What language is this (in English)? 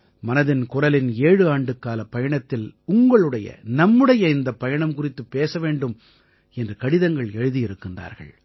Tamil